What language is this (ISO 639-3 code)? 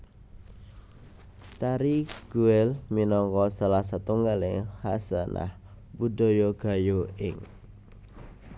jav